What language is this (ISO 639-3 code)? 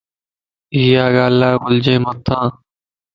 lss